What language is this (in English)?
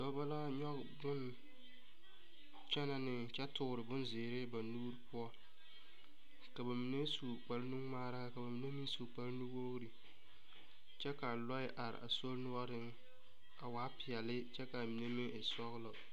Southern Dagaare